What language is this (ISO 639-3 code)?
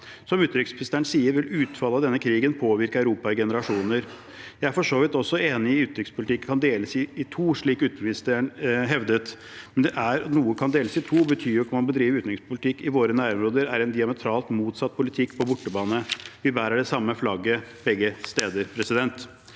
nor